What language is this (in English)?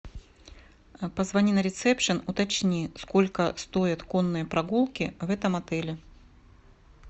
Russian